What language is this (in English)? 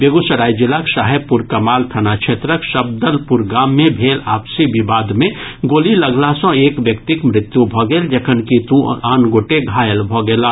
Maithili